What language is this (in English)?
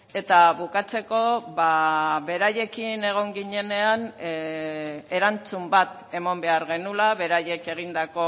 Basque